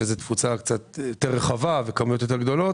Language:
Hebrew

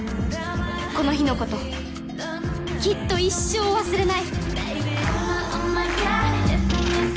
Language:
Japanese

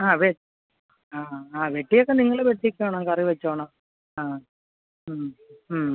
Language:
Malayalam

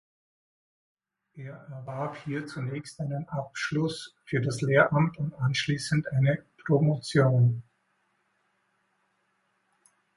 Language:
German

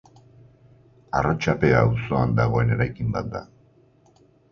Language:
Basque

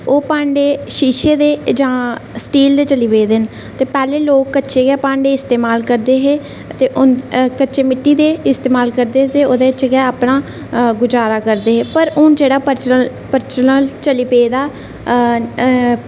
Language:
Dogri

